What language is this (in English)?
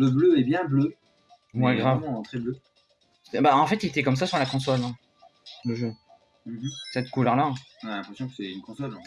French